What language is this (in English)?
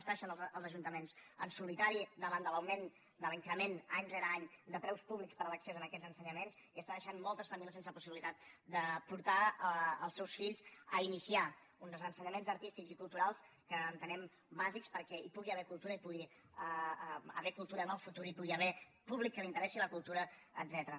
Catalan